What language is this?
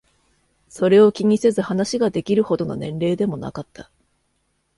Japanese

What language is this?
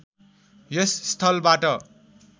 Nepali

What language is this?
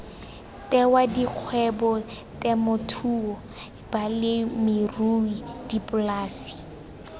Tswana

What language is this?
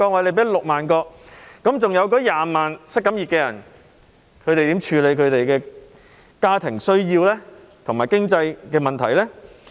Cantonese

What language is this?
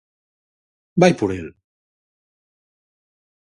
Galician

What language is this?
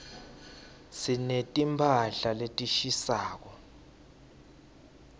Swati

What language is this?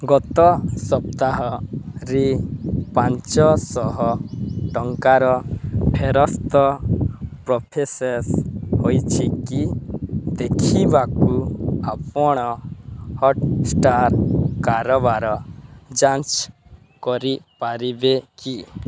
Odia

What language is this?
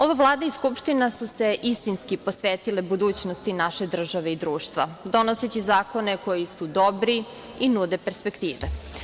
Serbian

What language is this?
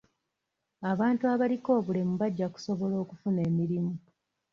Ganda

